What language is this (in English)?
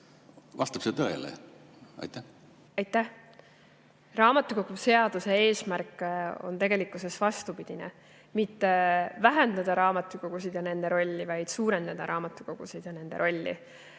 Estonian